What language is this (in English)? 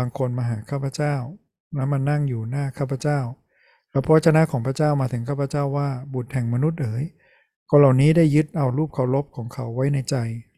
Thai